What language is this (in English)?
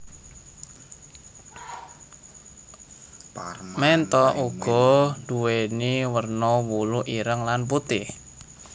Javanese